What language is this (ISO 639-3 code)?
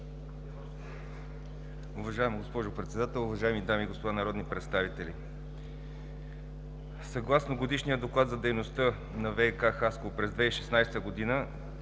bul